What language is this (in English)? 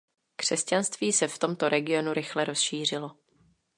Czech